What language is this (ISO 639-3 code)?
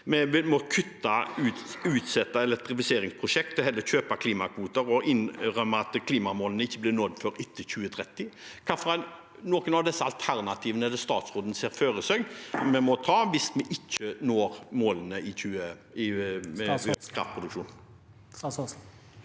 nor